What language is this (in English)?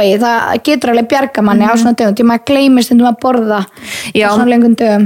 Danish